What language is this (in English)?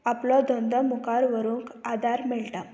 Konkani